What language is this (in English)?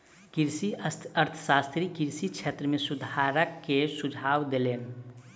Maithili